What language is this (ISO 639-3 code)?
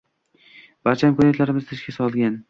uzb